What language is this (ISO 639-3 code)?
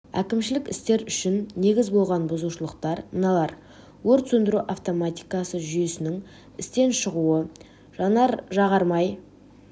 kaz